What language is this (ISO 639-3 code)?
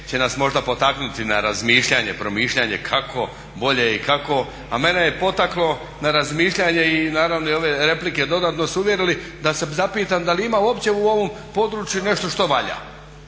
hrv